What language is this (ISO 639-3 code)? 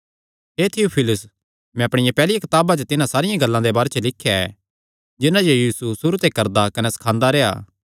xnr